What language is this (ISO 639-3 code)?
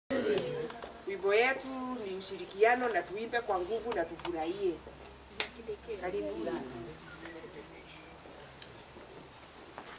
ara